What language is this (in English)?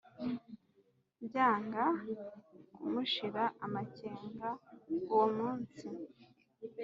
Kinyarwanda